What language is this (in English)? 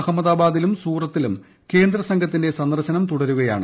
Malayalam